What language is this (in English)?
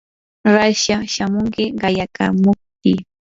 Yanahuanca Pasco Quechua